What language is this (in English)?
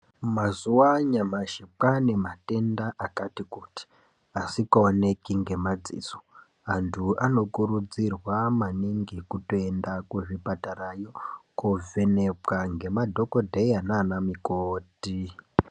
Ndau